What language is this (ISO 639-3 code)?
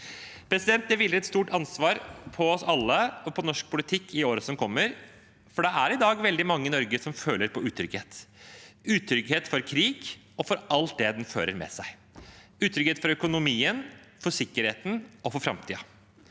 nor